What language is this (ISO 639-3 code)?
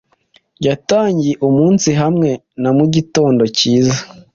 kin